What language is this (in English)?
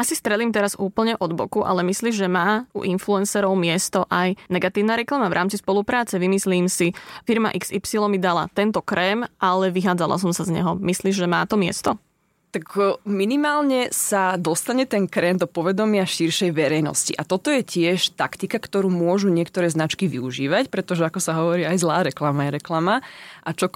Slovak